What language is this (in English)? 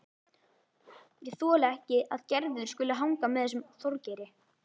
Icelandic